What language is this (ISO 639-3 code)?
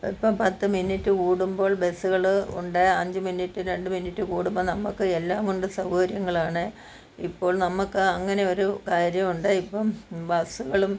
mal